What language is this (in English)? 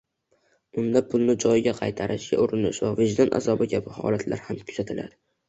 Uzbek